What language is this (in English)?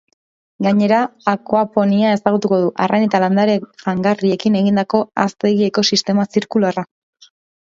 Basque